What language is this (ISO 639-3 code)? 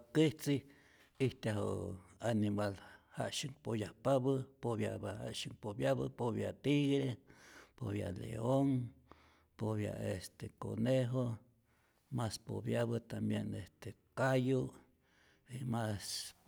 zor